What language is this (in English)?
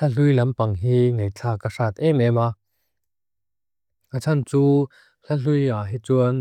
Mizo